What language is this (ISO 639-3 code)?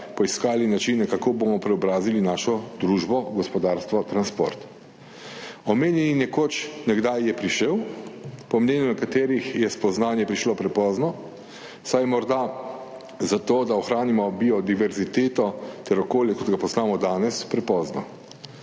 slv